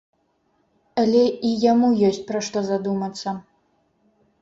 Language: Belarusian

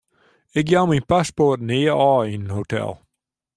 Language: Western Frisian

